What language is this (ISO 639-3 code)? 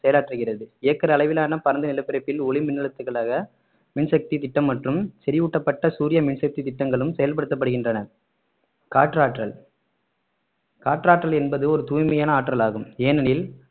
tam